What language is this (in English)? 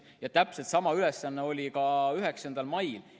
Estonian